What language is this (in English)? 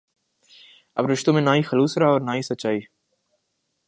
Urdu